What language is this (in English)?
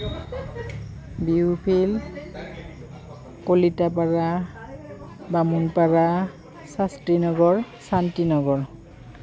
Assamese